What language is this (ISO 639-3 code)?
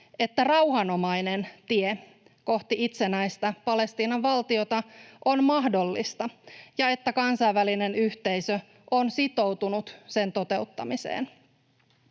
fin